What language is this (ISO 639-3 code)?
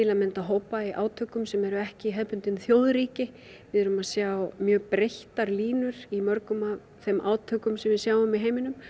isl